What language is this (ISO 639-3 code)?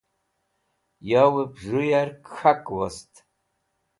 wbl